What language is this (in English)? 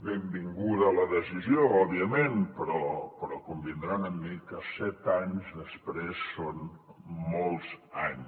Catalan